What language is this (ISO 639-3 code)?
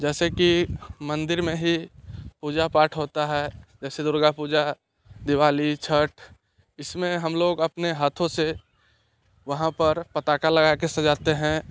hin